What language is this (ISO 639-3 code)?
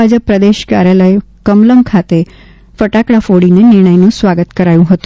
guj